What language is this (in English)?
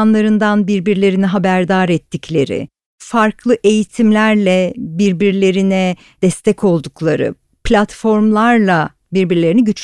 Turkish